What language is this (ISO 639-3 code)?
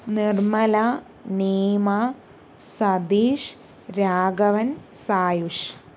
mal